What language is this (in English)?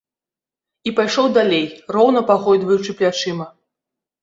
Belarusian